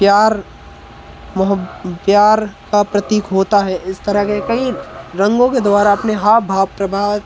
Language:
Hindi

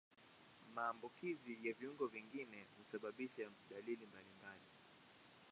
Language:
Swahili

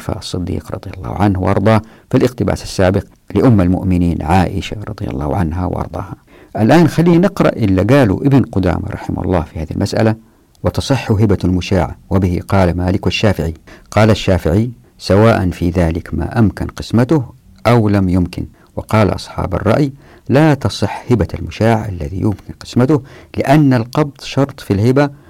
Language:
Arabic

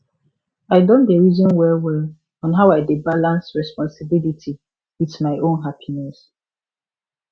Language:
Nigerian Pidgin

